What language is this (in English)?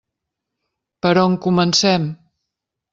Catalan